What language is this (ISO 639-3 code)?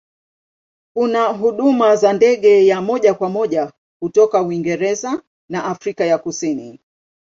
swa